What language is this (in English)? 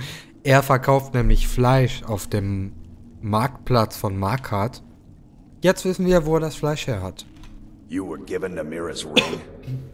German